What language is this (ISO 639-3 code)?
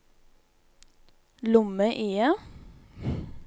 nor